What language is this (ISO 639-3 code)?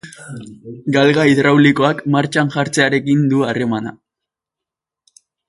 eus